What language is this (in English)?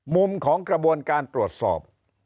Thai